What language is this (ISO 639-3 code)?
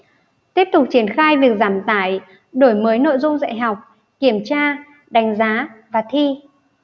vie